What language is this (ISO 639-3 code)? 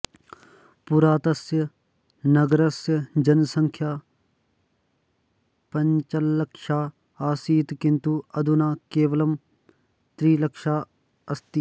san